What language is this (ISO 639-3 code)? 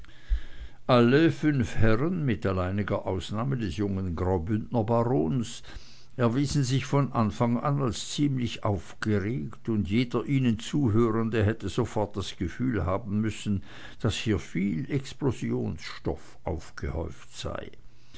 deu